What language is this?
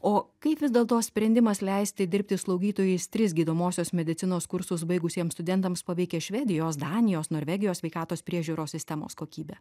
Lithuanian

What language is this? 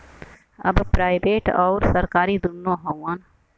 Bhojpuri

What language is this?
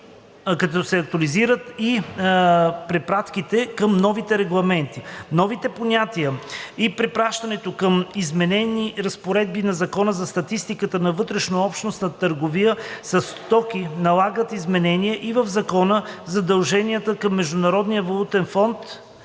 Bulgarian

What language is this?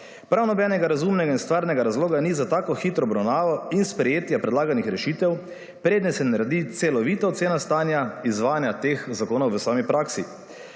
Slovenian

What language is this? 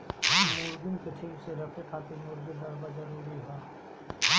Bhojpuri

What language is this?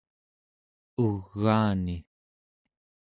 Central Yupik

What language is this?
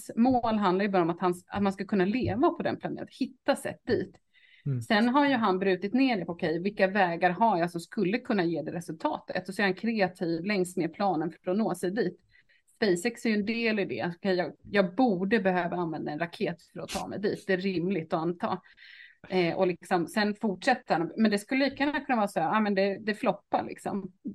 Swedish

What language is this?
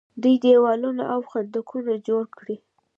Pashto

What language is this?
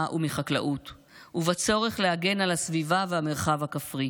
Hebrew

